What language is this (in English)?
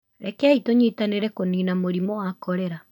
Kikuyu